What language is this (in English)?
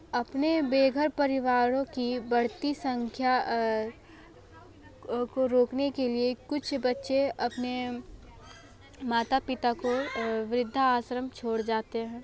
Hindi